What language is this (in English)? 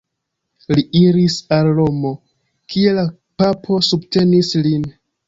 Esperanto